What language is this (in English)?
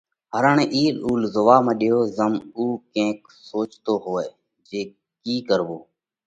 Parkari Koli